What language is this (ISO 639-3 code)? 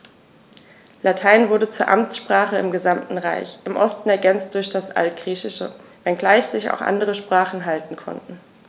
deu